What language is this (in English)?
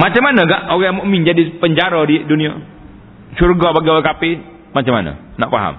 Malay